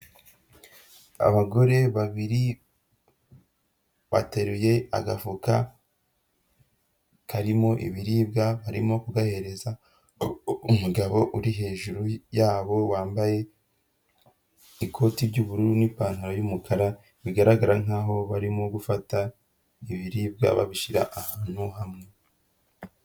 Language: Kinyarwanda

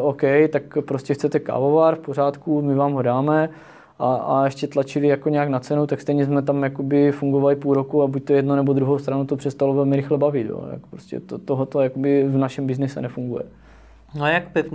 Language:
Czech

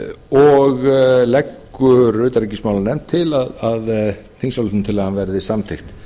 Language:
Icelandic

